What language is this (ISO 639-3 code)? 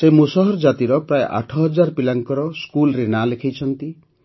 ori